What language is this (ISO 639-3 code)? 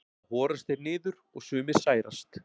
isl